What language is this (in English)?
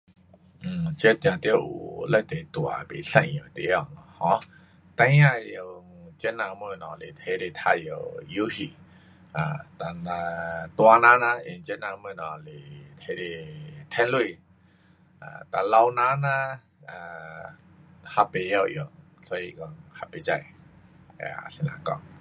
Pu-Xian Chinese